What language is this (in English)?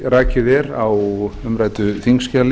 Icelandic